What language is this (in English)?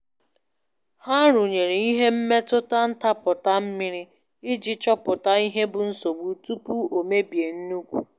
Igbo